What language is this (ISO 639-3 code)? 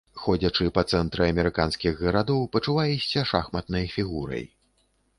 bel